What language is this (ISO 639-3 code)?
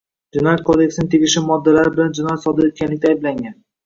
uzb